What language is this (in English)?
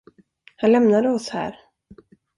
Swedish